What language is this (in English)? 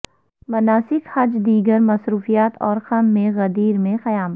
Urdu